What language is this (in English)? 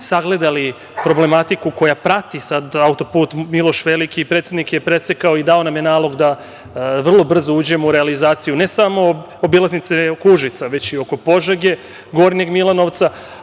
Serbian